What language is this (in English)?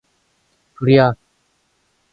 Korean